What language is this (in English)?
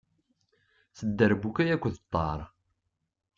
Kabyle